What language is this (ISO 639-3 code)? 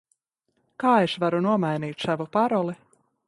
lav